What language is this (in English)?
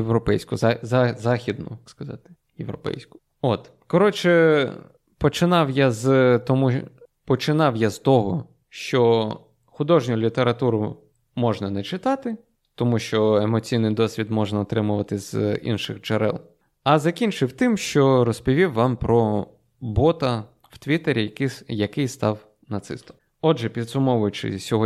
Ukrainian